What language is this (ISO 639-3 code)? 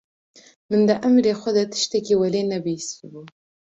kur